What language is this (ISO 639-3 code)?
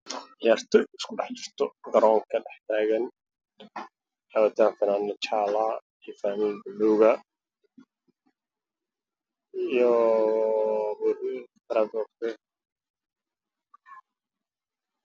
som